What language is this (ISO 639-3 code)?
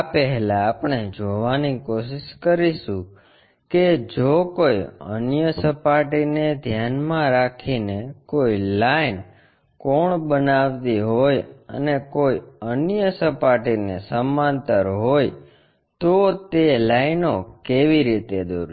guj